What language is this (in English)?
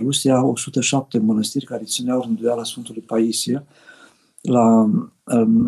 Romanian